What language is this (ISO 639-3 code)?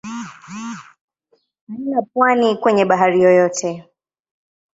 swa